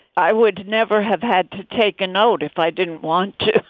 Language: English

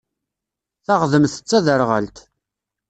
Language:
Kabyle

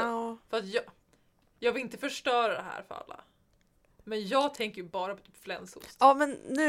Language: Swedish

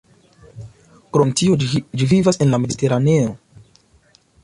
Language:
Esperanto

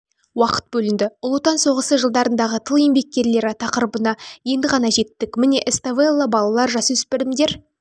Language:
Kazakh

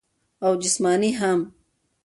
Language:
Pashto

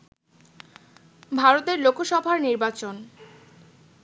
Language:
Bangla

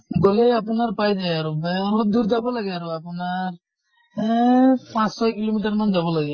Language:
Assamese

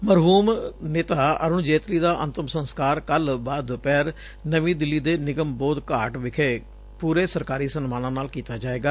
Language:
Punjabi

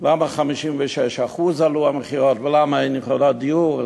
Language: Hebrew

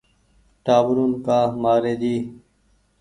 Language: Goaria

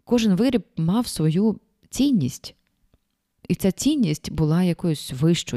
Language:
Ukrainian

